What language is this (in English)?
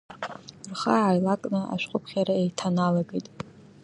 Abkhazian